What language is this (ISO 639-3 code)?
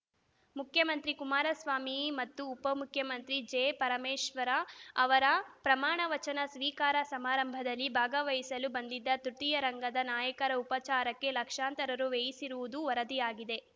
kan